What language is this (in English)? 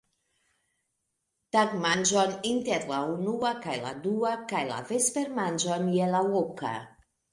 Esperanto